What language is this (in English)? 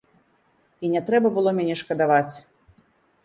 Belarusian